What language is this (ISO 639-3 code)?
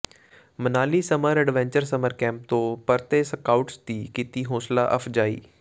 pan